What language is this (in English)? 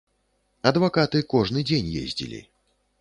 Belarusian